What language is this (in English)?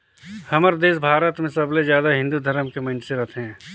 Chhattisgarhi